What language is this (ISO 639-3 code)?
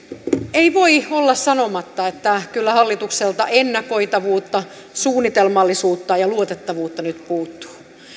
fin